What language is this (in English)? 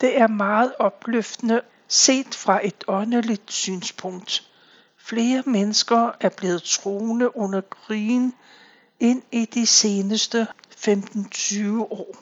Danish